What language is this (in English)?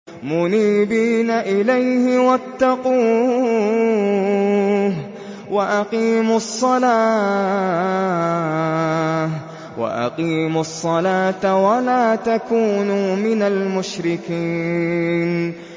Arabic